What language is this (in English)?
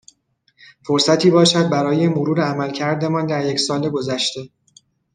Persian